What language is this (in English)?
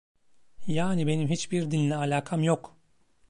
Turkish